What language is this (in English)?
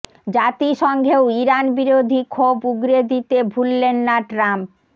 Bangla